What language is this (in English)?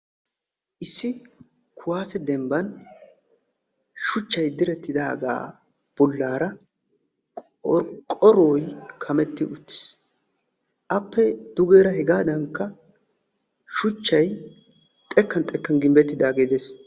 Wolaytta